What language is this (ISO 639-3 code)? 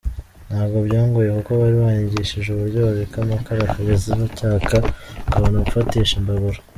kin